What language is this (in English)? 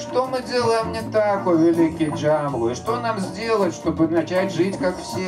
Russian